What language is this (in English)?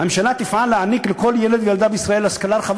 Hebrew